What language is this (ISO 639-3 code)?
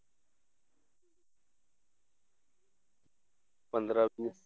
pan